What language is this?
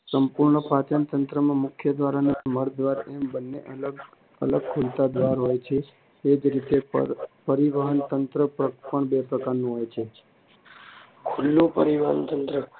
Gujarati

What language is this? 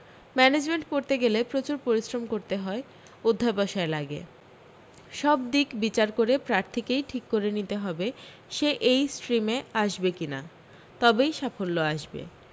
Bangla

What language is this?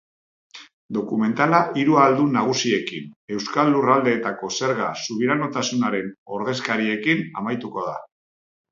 Basque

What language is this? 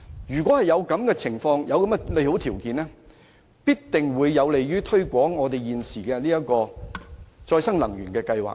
Cantonese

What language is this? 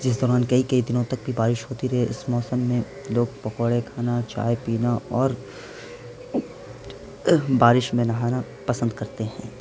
Urdu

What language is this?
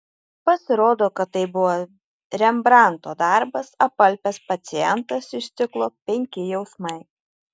Lithuanian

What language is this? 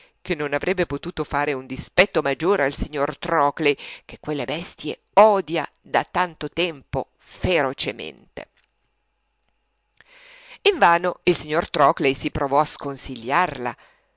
Italian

